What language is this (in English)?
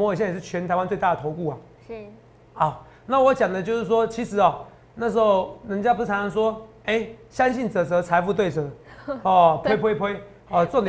Chinese